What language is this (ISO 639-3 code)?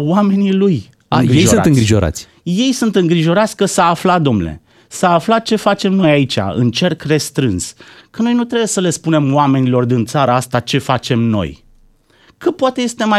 ron